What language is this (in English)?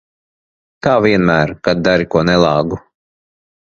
Latvian